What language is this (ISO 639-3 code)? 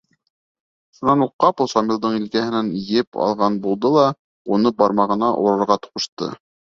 bak